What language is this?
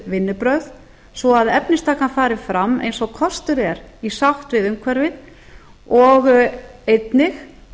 Icelandic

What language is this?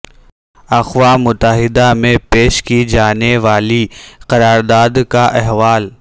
Urdu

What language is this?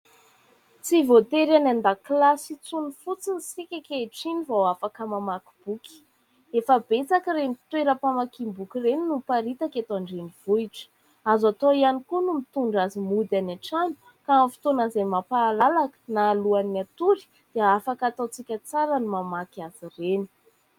Malagasy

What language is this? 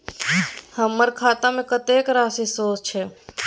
Maithili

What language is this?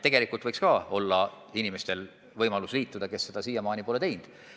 Estonian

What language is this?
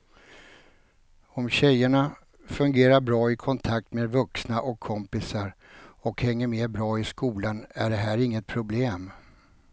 Swedish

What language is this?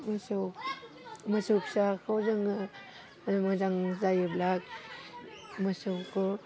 Bodo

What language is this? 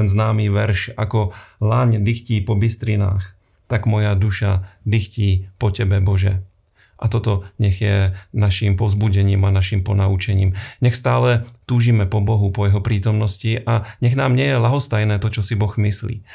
Slovak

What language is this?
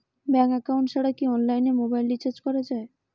Bangla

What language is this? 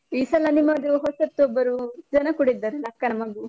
Kannada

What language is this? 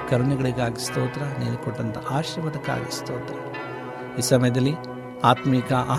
Kannada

